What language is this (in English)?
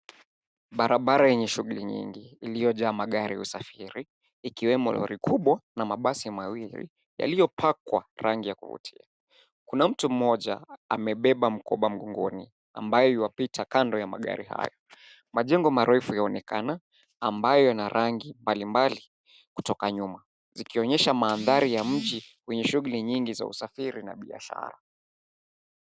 Swahili